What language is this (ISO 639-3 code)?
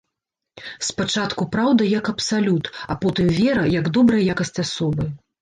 bel